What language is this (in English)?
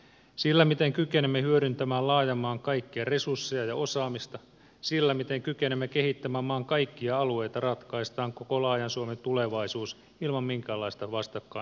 Finnish